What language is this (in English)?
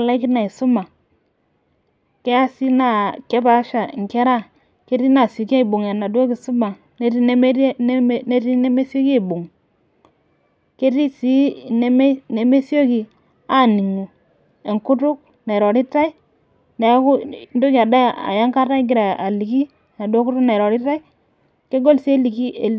Masai